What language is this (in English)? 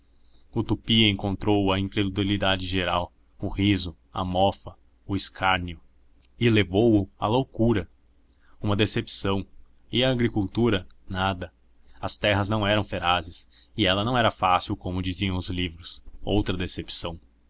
Portuguese